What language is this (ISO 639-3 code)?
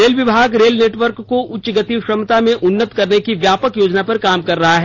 hin